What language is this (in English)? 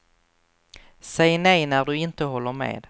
Swedish